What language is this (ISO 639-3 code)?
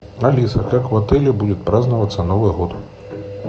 rus